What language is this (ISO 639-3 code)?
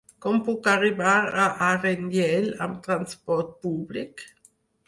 cat